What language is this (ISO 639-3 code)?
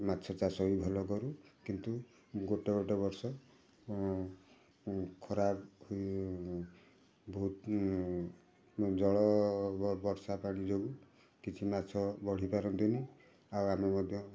ori